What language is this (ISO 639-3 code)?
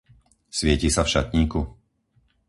slk